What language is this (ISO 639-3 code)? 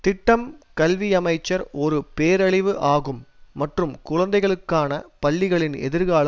tam